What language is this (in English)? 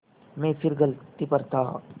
Hindi